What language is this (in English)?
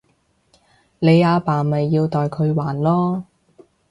Cantonese